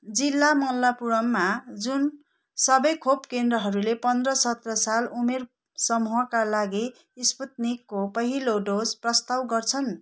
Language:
Nepali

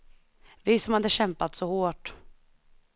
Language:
Swedish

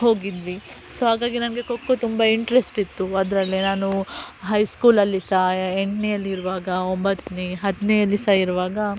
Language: Kannada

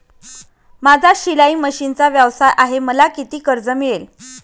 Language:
Marathi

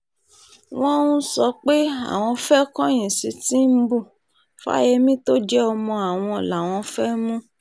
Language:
Yoruba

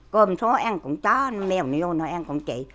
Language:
Vietnamese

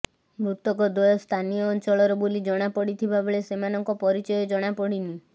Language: Odia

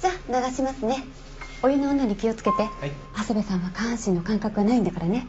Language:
Japanese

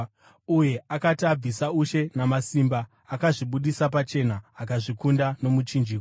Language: Shona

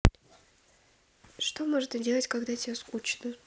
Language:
Russian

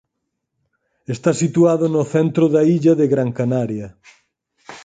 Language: Galician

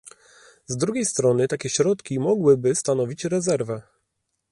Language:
Polish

